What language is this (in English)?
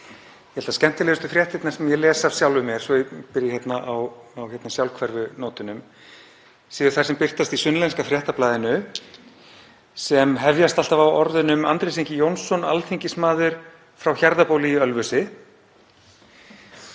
Icelandic